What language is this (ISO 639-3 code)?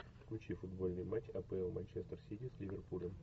rus